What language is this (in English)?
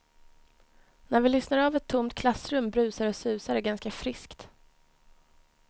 Swedish